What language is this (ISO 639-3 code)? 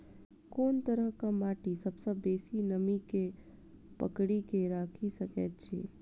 mai